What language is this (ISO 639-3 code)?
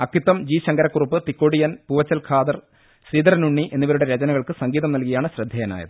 mal